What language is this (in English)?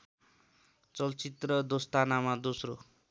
Nepali